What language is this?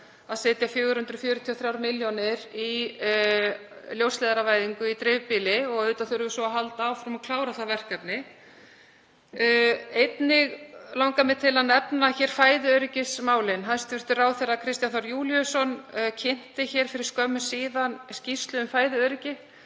Icelandic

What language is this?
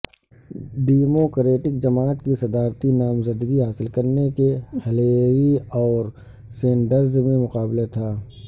Urdu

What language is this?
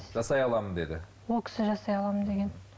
Kazakh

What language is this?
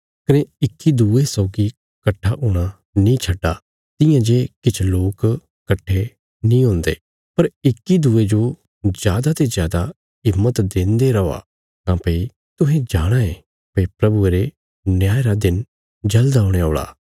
Bilaspuri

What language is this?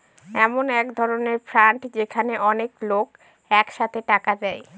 Bangla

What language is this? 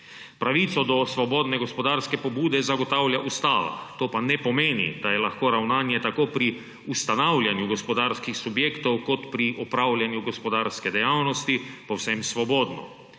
Slovenian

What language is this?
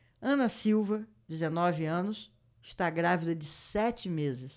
Portuguese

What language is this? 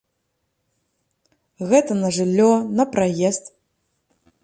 Belarusian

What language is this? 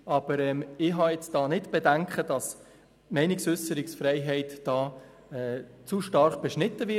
Swiss German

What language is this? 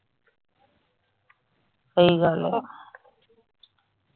Punjabi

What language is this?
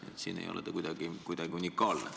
Estonian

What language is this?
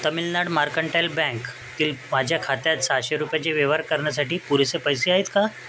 Marathi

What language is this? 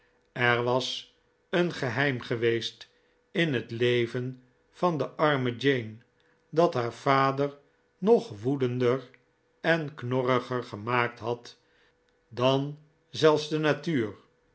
Dutch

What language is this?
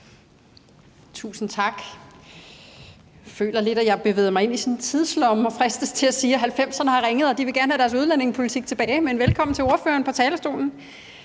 Danish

